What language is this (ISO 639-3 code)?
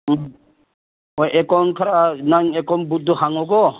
mni